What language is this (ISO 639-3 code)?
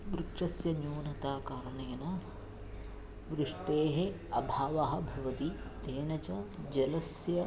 san